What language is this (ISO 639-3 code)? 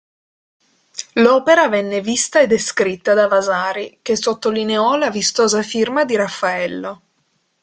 ita